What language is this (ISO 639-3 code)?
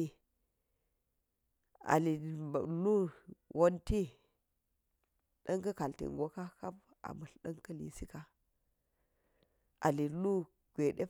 gyz